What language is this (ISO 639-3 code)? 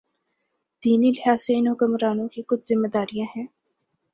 urd